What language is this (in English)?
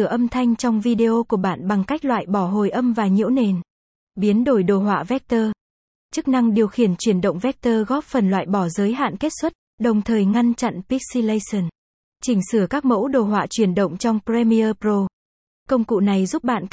Vietnamese